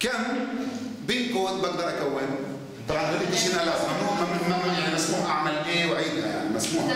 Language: Arabic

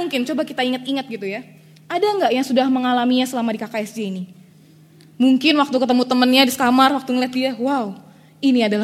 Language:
Indonesian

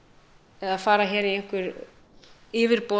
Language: Icelandic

